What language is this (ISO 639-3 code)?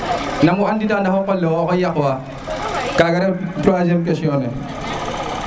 srr